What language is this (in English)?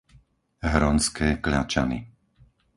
Slovak